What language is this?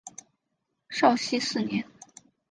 Chinese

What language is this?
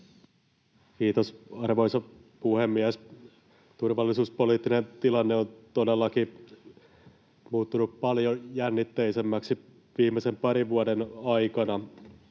Finnish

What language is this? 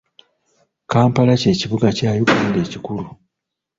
Ganda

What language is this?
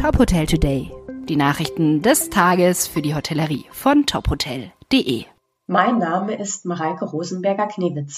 German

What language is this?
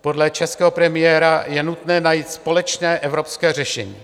Czech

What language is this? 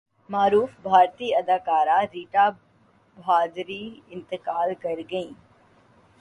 Urdu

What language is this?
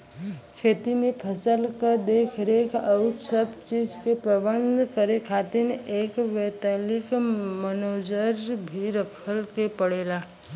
Bhojpuri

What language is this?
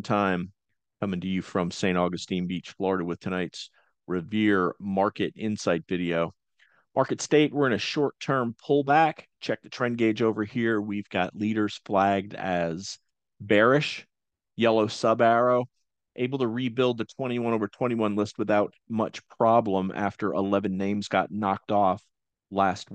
English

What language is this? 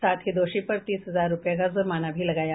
Hindi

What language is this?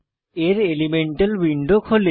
Bangla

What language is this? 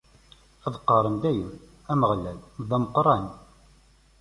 Kabyle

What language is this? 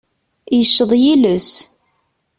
Kabyle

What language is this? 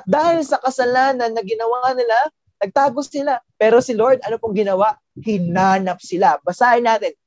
Filipino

